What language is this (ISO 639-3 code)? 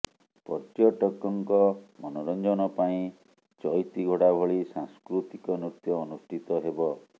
ori